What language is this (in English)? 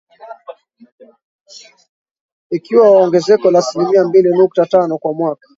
Swahili